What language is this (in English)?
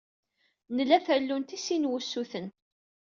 Kabyle